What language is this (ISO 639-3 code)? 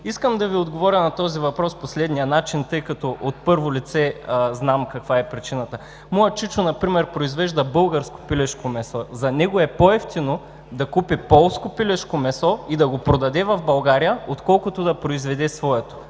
bul